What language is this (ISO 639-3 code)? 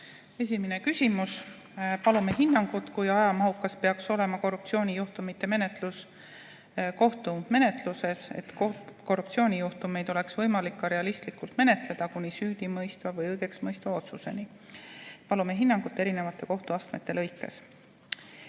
est